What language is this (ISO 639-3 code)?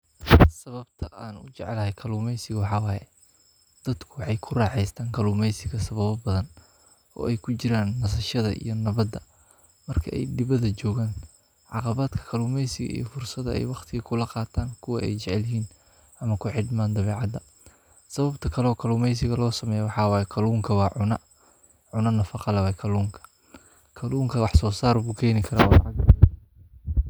som